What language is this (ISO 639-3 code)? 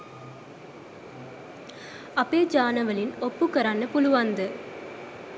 sin